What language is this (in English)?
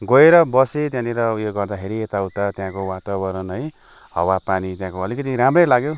Nepali